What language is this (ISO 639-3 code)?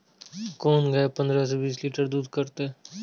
mai